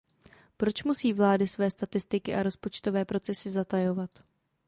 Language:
Czech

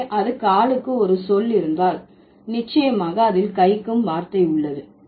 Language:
Tamil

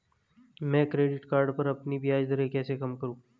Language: Hindi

